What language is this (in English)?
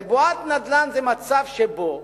Hebrew